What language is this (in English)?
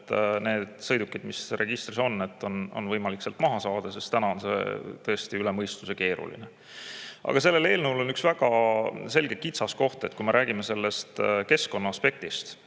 Estonian